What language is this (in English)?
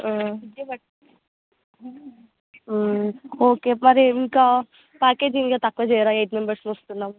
Telugu